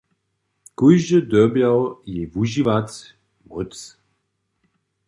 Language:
Upper Sorbian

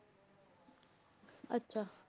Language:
Punjabi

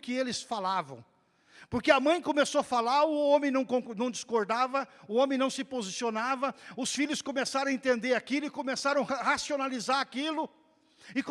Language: Portuguese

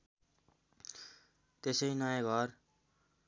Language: Nepali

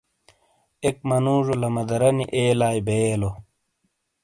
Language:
Shina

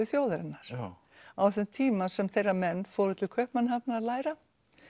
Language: Icelandic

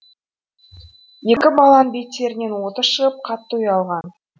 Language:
Kazakh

